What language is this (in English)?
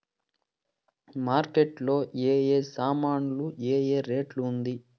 Telugu